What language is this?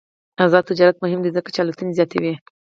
Pashto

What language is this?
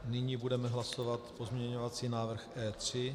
Czech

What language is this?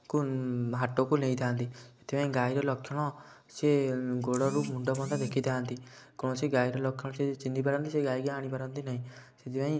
Odia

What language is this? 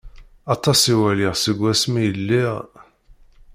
Kabyle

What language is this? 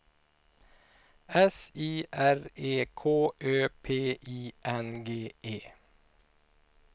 Swedish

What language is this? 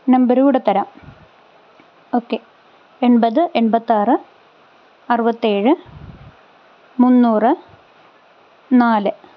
Malayalam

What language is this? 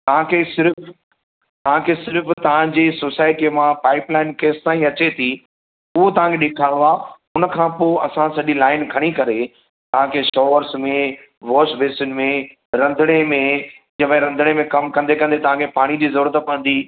Sindhi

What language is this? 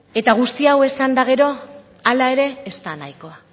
Basque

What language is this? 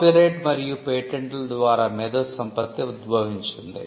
Telugu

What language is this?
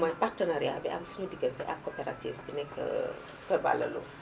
Wolof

